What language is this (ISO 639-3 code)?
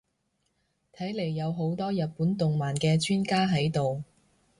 yue